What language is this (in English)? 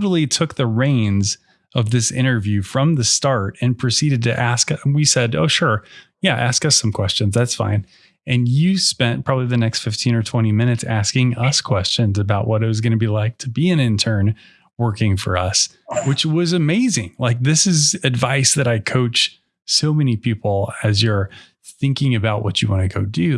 English